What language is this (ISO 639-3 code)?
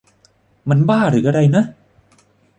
tha